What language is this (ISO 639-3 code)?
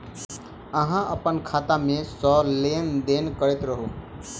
mai